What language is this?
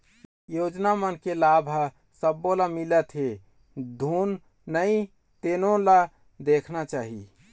Chhattisgarhi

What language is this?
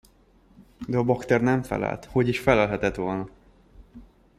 Hungarian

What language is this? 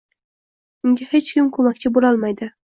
Uzbek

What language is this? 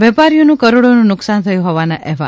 Gujarati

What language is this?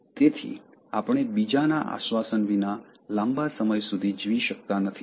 Gujarati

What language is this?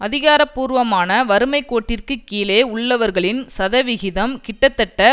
Tamil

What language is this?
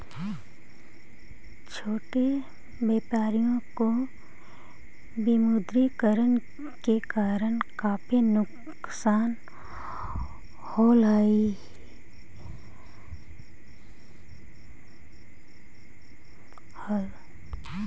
Magahi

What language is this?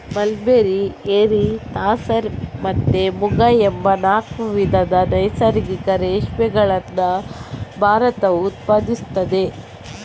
Kannada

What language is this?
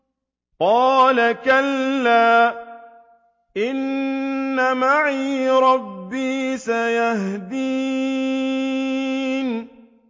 Arabic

